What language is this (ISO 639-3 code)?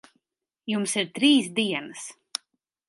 lav